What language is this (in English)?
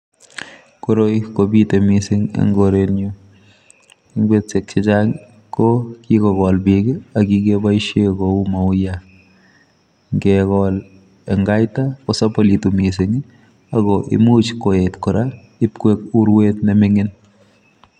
Kalenjin